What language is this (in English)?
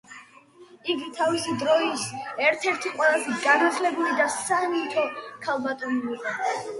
Georgian